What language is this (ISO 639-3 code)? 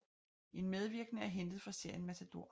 dan